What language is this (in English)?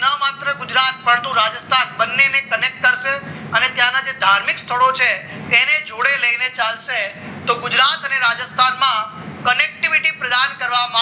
Gujarati